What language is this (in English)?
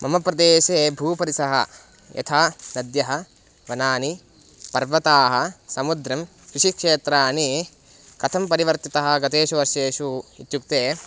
Sanskrit